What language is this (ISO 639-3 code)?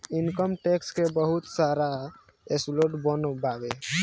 bho